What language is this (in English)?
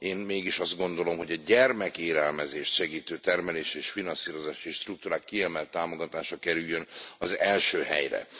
Hungarian